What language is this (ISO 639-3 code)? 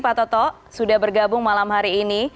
ind